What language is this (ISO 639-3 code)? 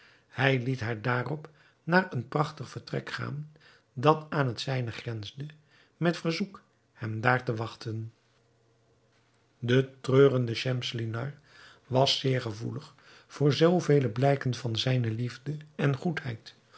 nld